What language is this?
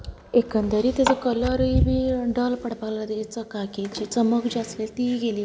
Konkani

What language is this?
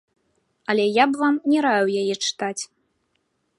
Belarusian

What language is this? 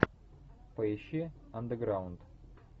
Russian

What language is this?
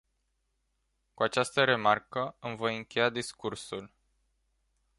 Romanian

